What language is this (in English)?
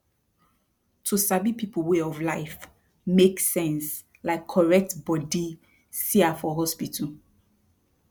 Nigerian Pidgin